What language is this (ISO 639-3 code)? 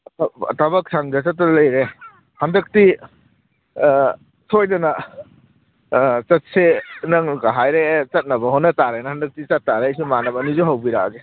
mni